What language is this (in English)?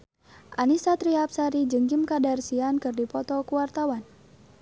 Sundanese